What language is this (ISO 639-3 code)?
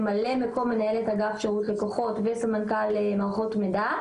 heb